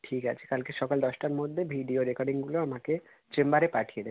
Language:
Bangla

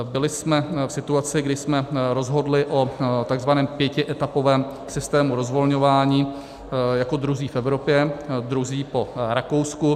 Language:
Czech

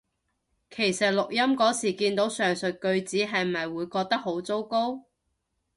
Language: Cantonese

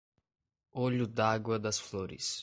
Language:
Portuguese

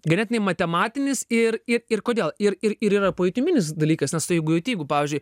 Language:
Lithuanian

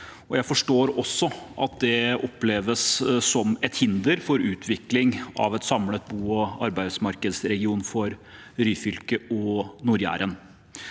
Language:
Norwegian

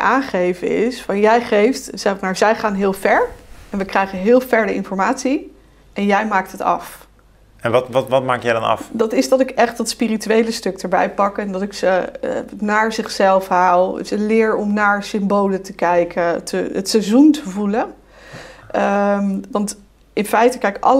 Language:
Dutch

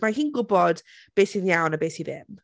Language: Welsh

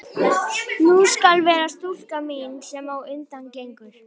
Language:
Icelandic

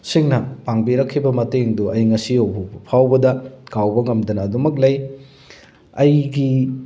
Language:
Manipuri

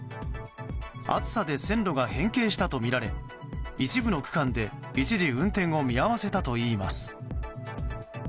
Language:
Japanese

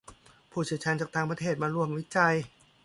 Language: Thai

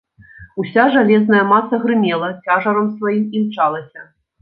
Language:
Belarusian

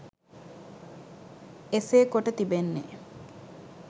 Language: Sinhala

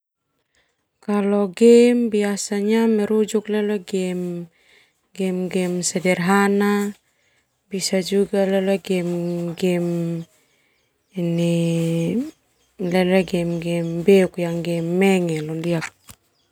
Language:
Termanu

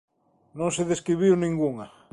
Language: Galician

